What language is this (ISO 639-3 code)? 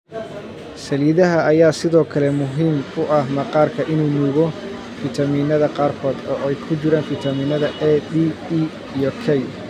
som